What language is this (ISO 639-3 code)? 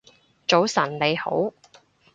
yue